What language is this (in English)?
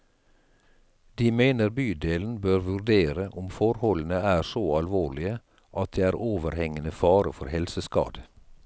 Norwegian